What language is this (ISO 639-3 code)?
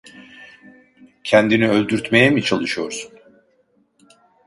tur